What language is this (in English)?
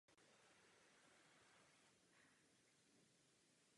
Czech